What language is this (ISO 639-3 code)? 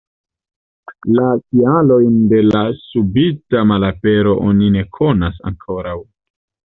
epo